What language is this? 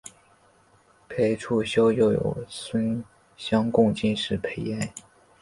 Chinese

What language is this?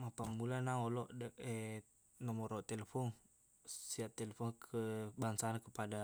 Buginese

